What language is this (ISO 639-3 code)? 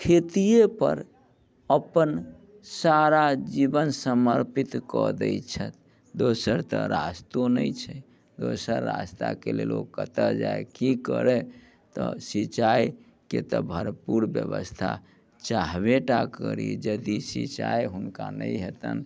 mai